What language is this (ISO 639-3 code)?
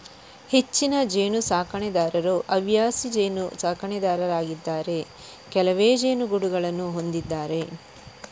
kan